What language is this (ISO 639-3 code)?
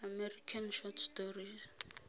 tsn